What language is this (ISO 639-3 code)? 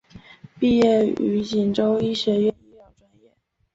zho